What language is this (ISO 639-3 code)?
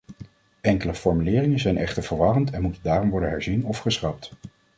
nld